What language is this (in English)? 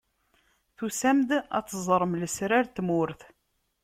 Kabyle